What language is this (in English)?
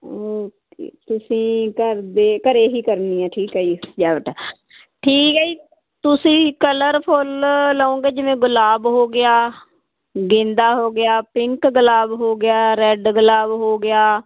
Punjabi